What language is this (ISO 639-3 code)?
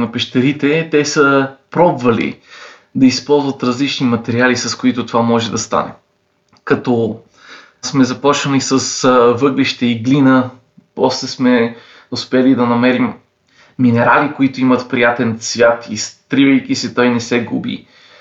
bul